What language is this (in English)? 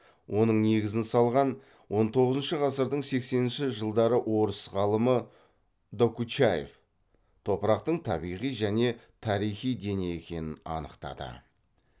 Kazakh